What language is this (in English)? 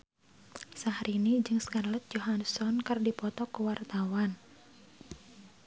Sundanese